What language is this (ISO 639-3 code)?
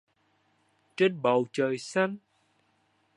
vie